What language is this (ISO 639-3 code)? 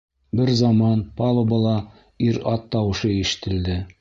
bak